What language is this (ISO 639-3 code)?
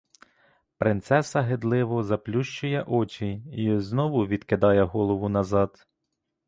ukr